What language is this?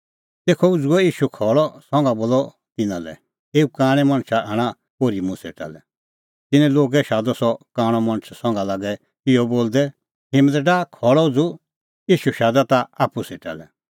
Kullu Pahari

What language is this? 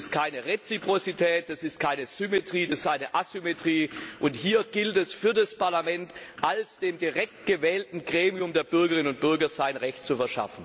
German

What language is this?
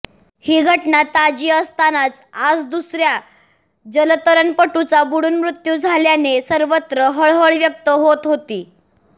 Marathi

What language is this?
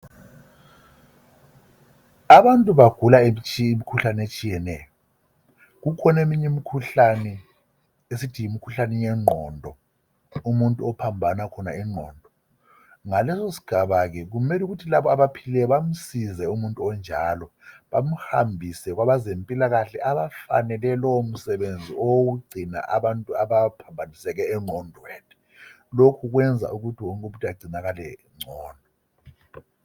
North Ndebele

